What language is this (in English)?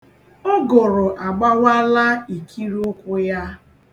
Igbo